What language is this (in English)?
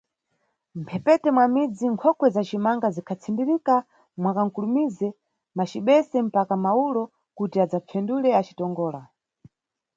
Nyungwe